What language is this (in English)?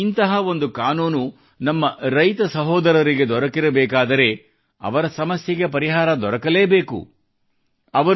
Kannada